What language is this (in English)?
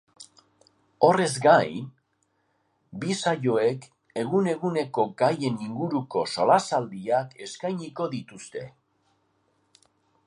Basque